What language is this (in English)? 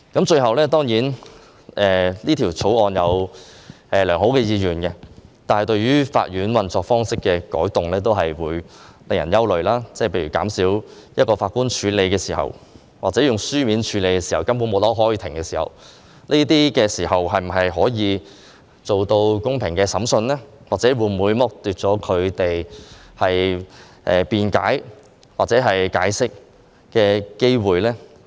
Cantonese